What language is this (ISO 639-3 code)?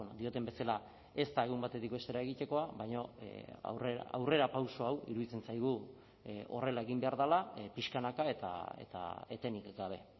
eus